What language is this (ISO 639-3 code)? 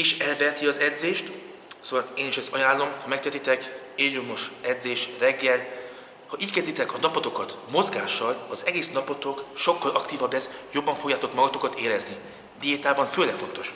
hun